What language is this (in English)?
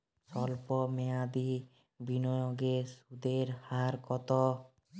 Bangla